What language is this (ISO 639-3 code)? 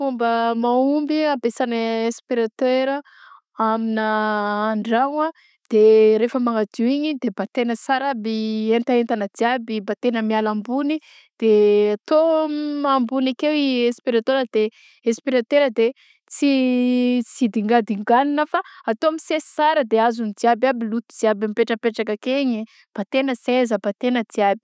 bzc